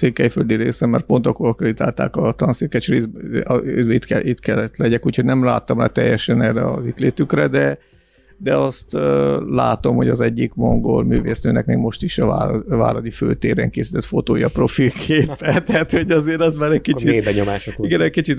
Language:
Hungarian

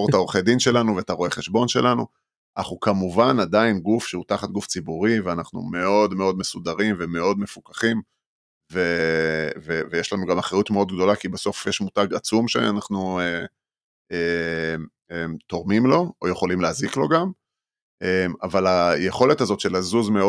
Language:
Hebrew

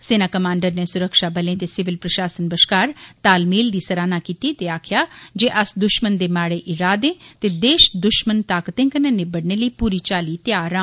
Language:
Dogri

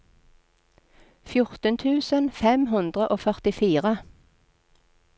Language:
Norwegian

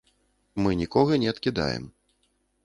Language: Belarusian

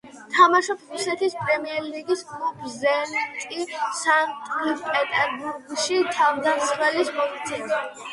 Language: Georgian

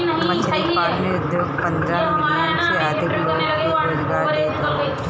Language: Bhojpuri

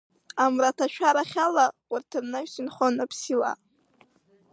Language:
Abkhazian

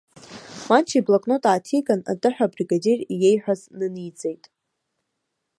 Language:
Abkhazian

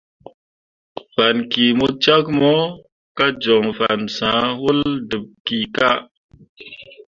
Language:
Mundang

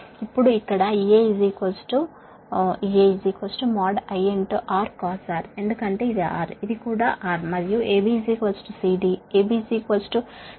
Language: Telugu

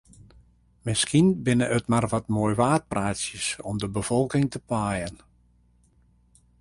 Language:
Western Frisian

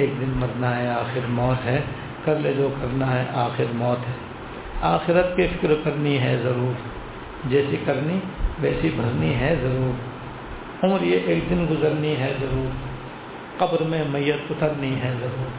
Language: Urdu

